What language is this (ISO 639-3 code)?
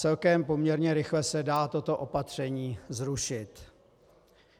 ces